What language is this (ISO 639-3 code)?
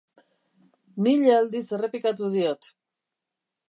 eus